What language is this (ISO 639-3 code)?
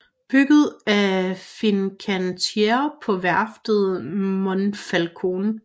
dan